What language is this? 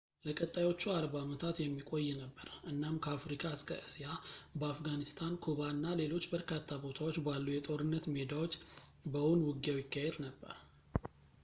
Amharic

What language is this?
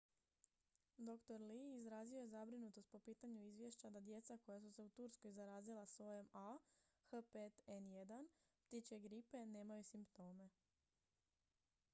Croatian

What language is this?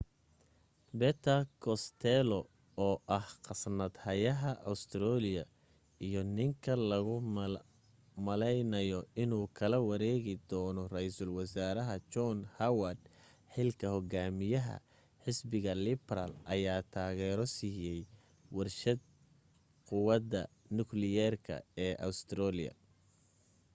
Somali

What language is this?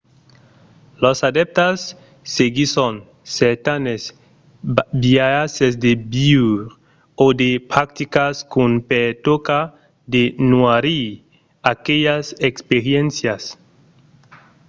Occitan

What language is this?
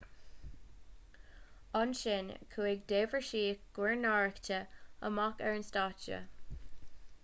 Irish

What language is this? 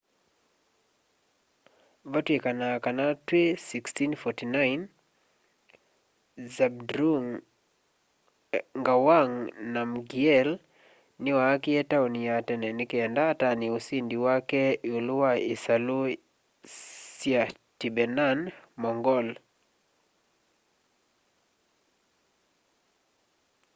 Kamba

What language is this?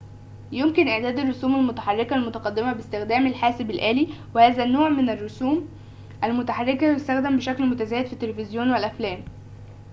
Arabic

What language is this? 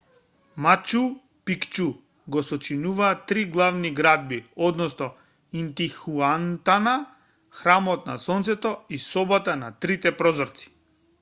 Macedonian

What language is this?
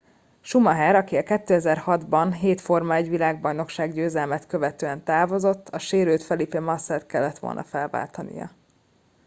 Hungarian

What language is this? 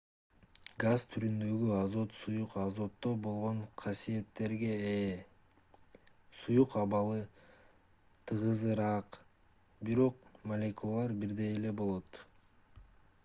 Kyrgyz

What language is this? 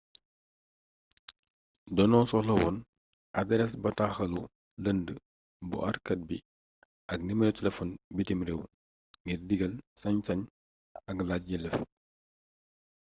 Wolof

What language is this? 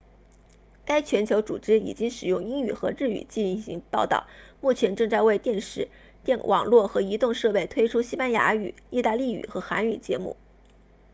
Chinese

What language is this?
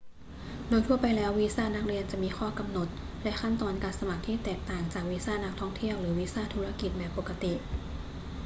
Thai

